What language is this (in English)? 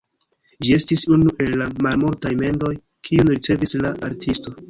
Esperanto